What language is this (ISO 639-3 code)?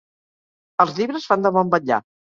cat